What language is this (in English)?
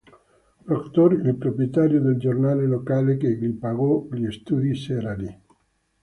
Italian